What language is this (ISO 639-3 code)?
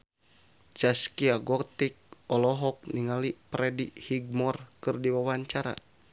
sun